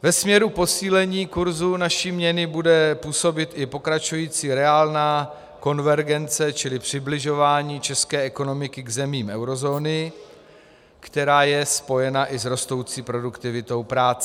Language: Czech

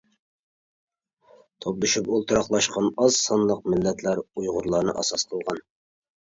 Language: Uyghur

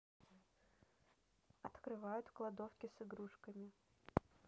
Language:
Russian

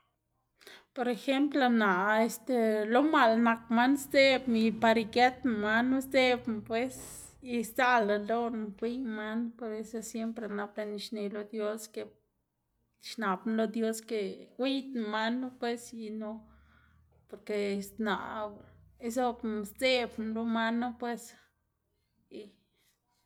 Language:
Xanaguía Zapotec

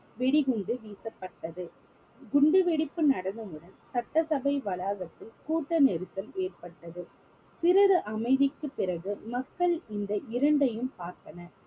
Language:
Tamil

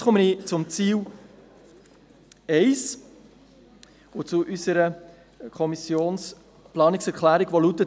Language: Swiss German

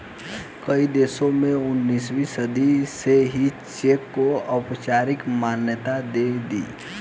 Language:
Hindi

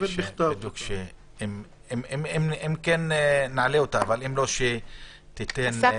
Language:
Hebrew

